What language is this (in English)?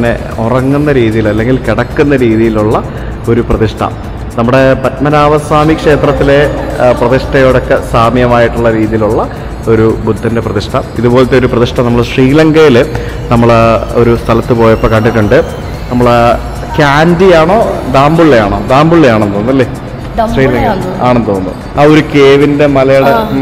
Malayalam